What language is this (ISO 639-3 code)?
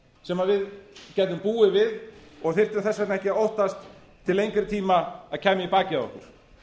isl